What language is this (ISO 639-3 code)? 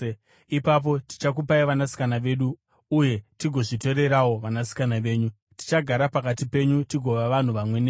sna